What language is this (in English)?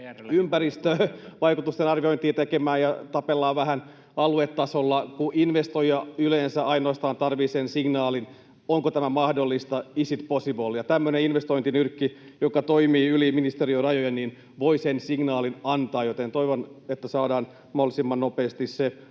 Finnish